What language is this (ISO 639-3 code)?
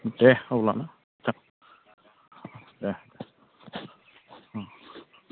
brx